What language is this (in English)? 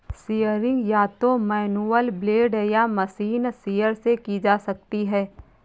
Hindi